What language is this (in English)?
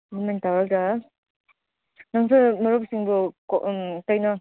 Manipuri